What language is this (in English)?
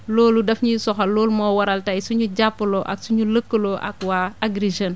Wolof